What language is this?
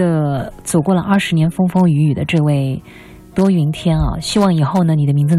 Chinese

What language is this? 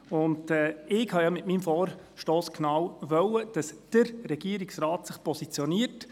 Swiss German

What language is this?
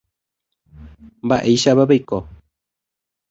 Guarani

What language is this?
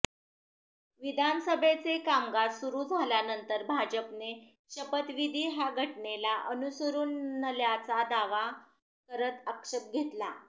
Marathi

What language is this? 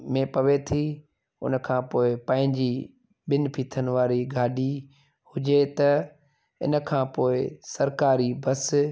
Sindhi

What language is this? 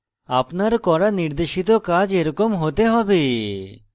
Bangla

